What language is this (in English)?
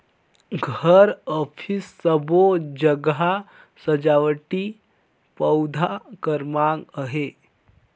Chhattisgarhi